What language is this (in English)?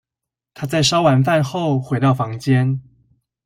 Chinese